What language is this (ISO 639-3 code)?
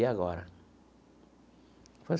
por